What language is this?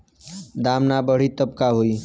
Bhojpuri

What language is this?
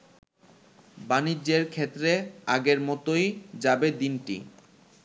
Bangla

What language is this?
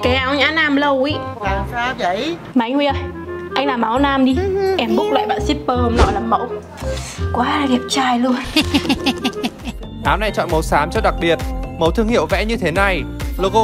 Vietnamese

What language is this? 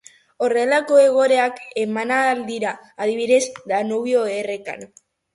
Basque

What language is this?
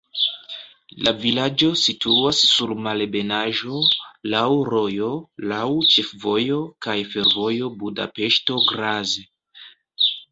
Esperanto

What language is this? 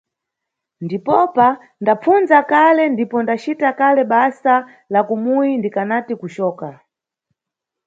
Nyungwe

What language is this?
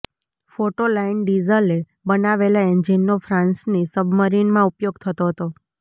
Gujarati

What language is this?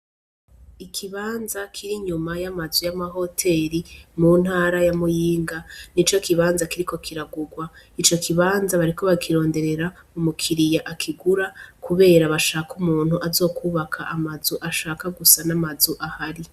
Rundi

